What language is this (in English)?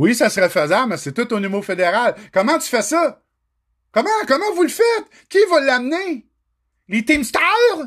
French